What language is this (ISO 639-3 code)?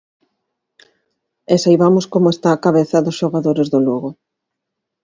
glg